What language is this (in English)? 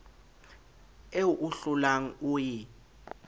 Southern Sotho